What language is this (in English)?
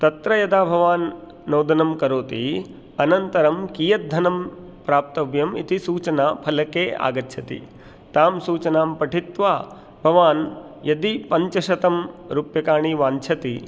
Sanskrit